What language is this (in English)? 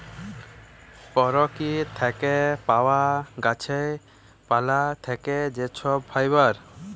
Bangla